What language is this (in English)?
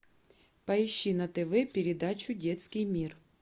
Russian